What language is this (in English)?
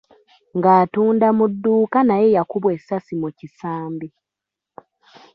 Ganda